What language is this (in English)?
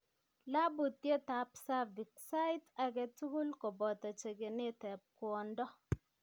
Kalenjin